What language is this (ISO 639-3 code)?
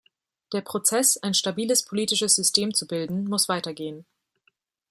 deu